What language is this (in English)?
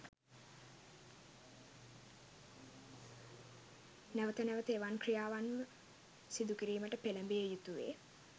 Sinhala